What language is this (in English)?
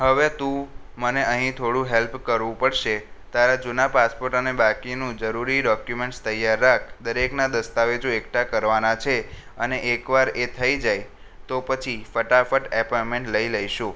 Gujarati